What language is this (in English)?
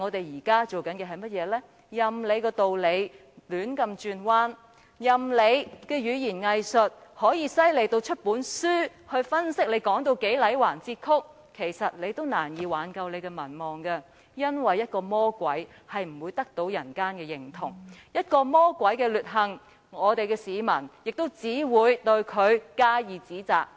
Cantonese